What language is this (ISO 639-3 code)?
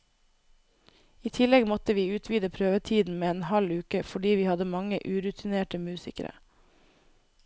nor